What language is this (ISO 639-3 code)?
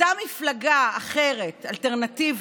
heb